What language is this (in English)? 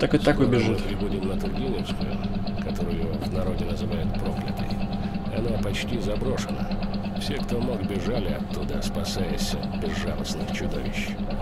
Russian